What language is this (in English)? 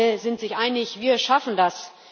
German